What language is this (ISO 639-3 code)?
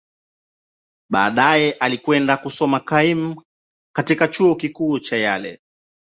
swa